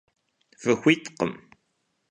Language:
Kabardian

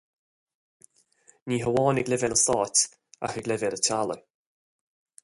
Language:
Irish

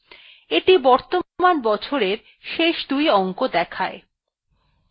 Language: Bangla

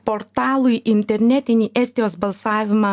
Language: Lithuanian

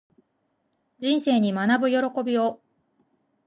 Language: Japanese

